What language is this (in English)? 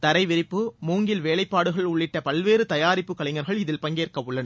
Tamil